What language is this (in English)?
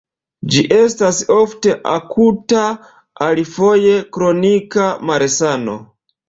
Esperanto